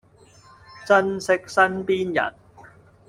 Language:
Cantonese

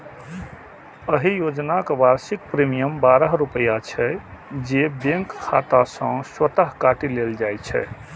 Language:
Maithili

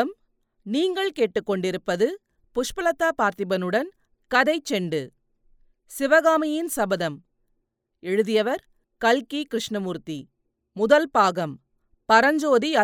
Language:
Tamil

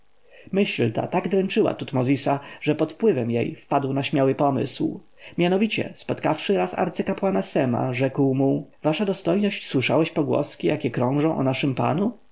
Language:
Polish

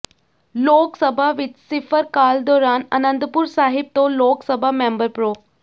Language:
Punjabi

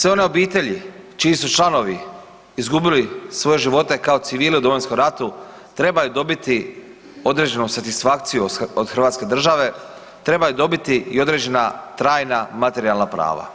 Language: Croatian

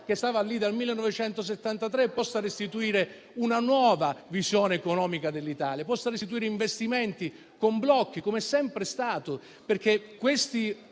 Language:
Italian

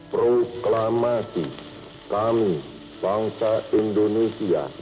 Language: Indonesian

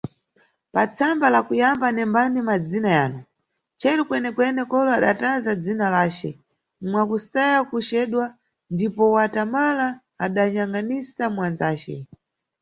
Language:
Nyungwe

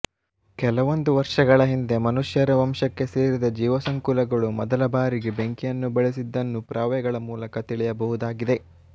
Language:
Kannada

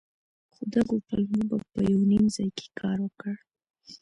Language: Pashto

